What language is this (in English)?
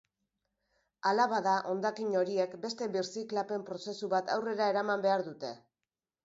Basque